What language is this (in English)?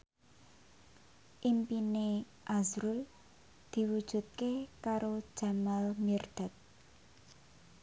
Javanese